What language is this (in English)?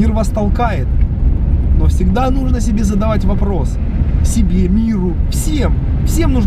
Russian